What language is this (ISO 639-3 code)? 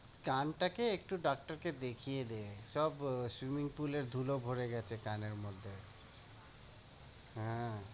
ben